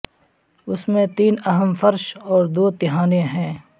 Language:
Urdu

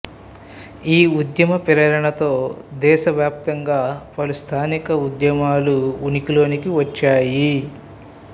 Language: Telugu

